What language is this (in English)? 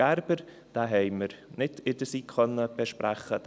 Swiss German